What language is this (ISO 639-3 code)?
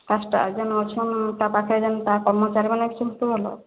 ori